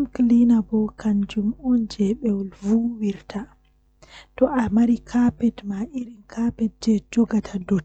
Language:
Western Niger Fulfulde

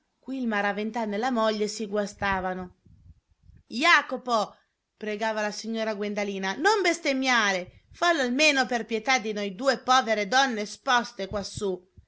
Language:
Italian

